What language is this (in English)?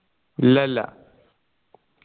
Malayalam